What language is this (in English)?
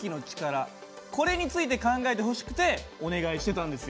Japanese